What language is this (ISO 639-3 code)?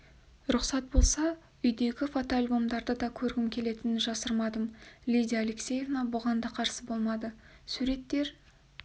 kaz